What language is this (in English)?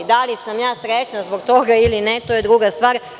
Serbian